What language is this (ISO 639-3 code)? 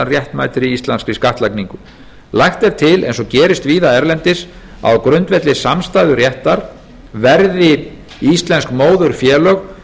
isl